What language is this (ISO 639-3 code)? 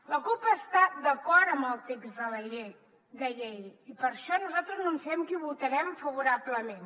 cat